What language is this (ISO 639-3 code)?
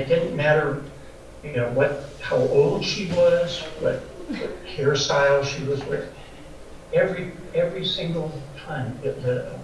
eng